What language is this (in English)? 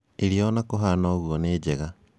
Kikuyu